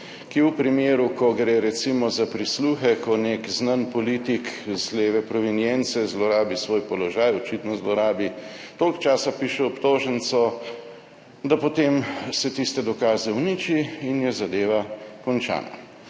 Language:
Slovenian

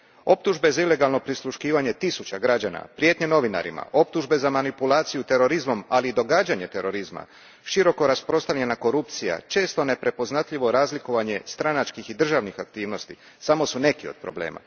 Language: Croatian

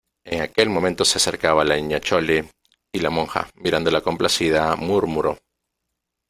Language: Spanish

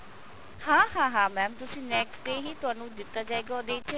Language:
Punjabi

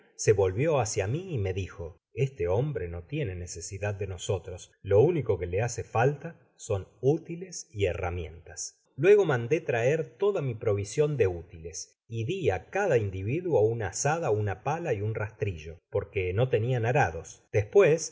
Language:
Spanish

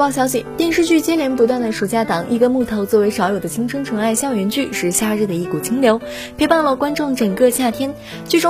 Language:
Chinese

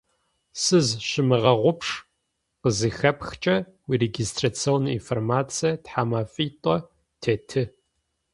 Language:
Adyghe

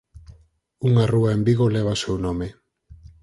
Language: Galician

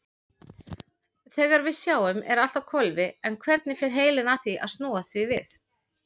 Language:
Icelandic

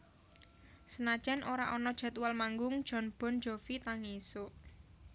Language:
Javanese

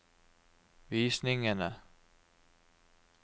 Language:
Norwegian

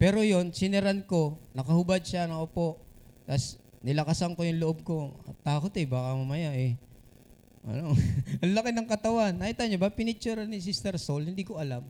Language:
Filipino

